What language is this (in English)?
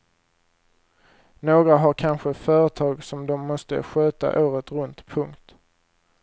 Swedish